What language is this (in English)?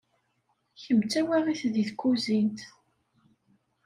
Kabyle